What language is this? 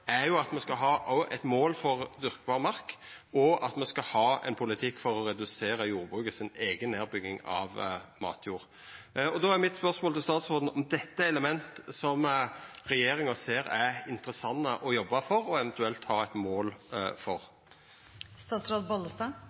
Norwegian Nynorsk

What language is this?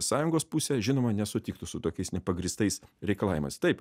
Lithuanian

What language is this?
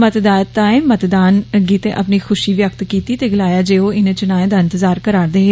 Dogri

